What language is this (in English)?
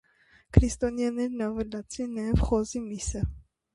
Armenian